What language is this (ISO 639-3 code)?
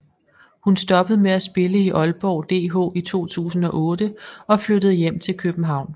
dan